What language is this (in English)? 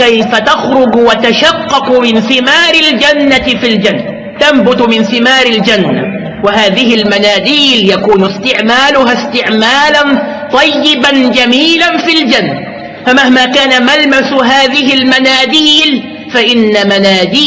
Arabic